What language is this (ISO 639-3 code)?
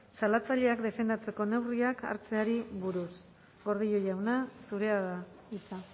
eus